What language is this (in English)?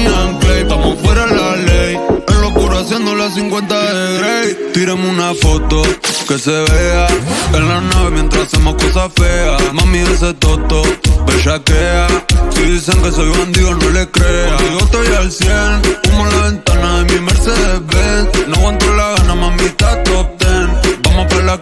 Romanian